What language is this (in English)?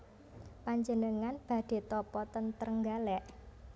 Javanese